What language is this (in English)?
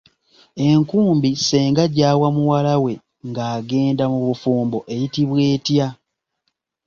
Ganda